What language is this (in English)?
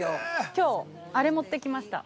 Japanese